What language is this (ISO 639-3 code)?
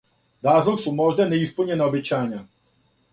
srp